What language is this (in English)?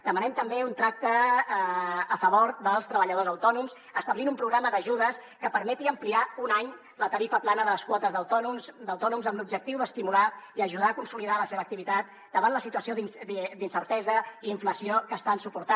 Catalan